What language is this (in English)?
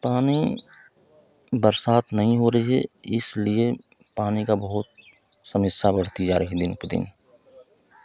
Hindi